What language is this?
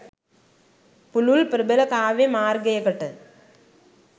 Sinhala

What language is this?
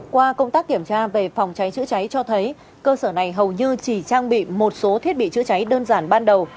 Vietnamese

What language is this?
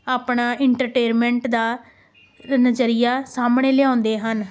Punjabi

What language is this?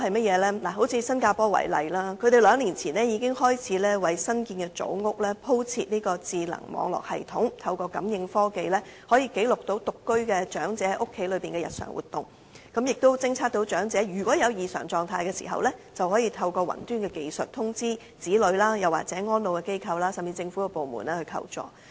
Cantonese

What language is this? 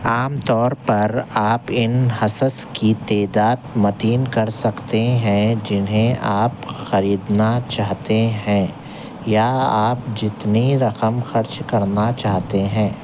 Urdu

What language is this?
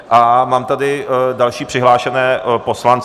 Czech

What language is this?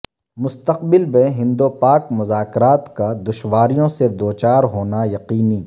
Urdu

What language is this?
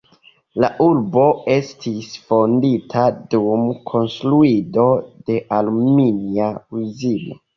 Esperanto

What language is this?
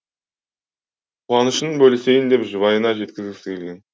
Kazakh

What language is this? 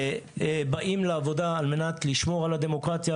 Hebrew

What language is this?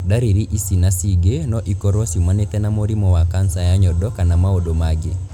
Kikuyu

